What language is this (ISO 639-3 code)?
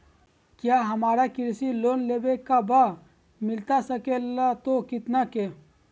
mag